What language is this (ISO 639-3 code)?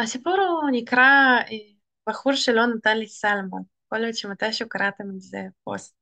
heb